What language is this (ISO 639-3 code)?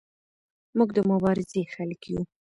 pus